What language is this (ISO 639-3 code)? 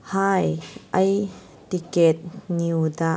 mni